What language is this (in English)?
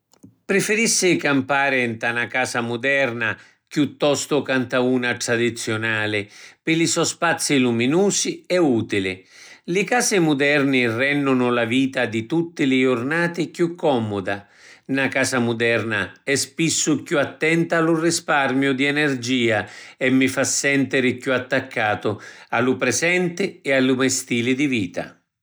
Sicilian